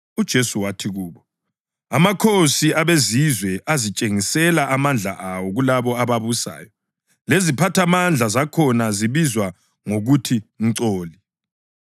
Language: North Ndebele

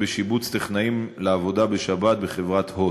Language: Hebrew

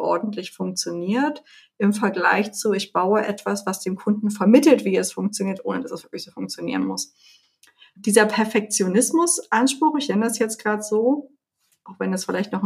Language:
German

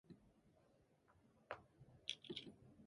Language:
English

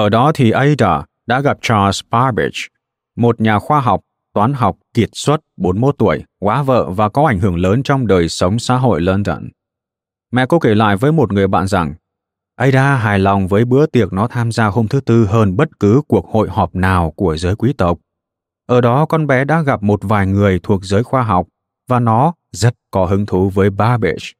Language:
Vietnamese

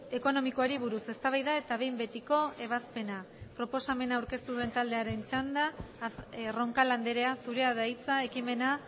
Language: Basque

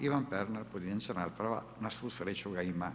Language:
Croatian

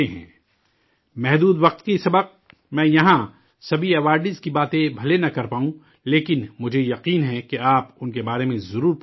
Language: Urdu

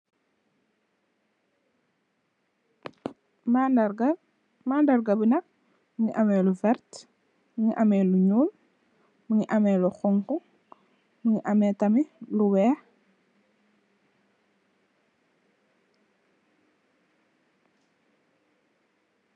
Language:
Wolof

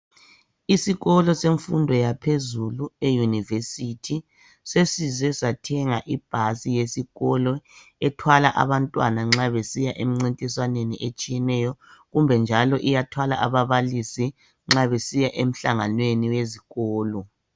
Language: North Ndebele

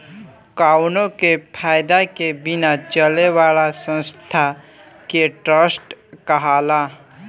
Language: Bhojpuri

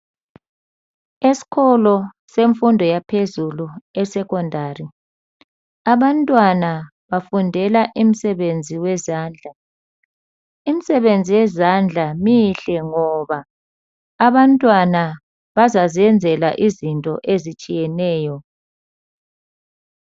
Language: North Ndebele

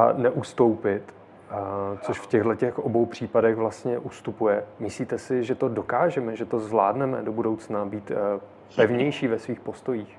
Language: Czech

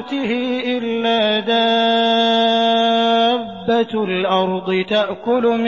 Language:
Arabic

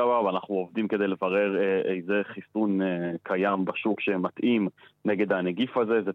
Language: Hebrew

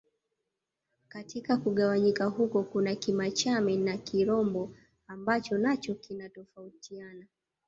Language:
Swahili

